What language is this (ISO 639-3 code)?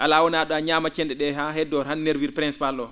ful